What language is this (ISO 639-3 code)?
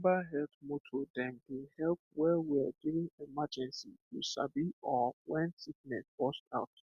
pcm